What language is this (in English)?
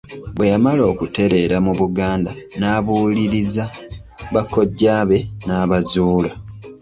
Ganda